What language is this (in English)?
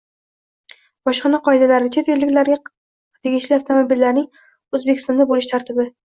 Uzbek